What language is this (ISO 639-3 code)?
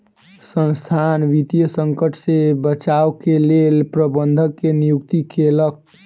mai